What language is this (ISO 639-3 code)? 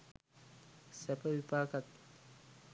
sin